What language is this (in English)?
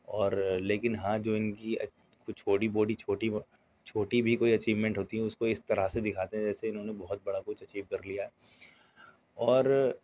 Urdu